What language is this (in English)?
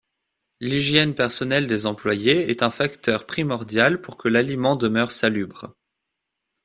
French